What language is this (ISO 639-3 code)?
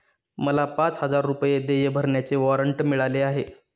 mar